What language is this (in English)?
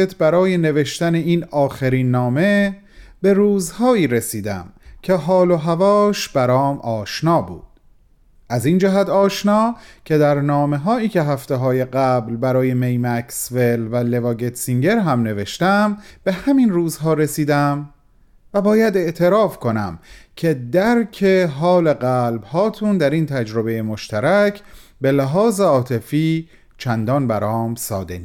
Persian